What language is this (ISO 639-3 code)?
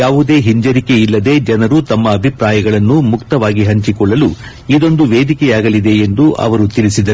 kan